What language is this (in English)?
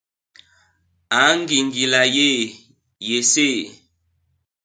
Basaa